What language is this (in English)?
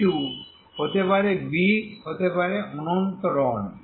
Bangla